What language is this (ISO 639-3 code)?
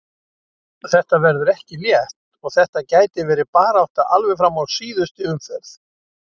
isl